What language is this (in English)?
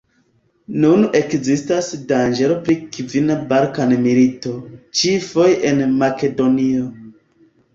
Esperanto